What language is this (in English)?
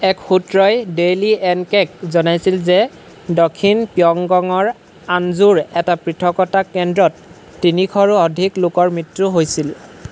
Assamese